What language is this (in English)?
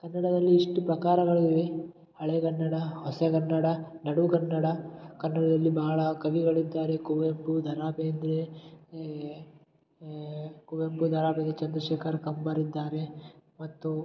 Kannada